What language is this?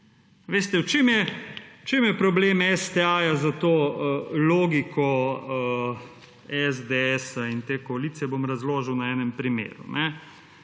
Slovenian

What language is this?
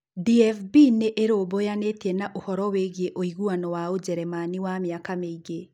Kikuyu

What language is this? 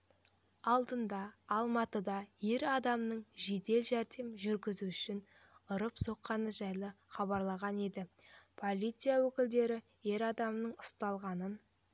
Kazakh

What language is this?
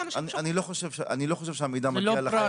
Hebrew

